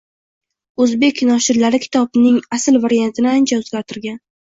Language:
Uzbek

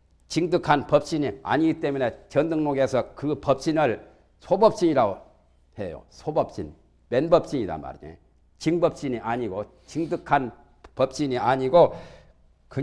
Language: Korean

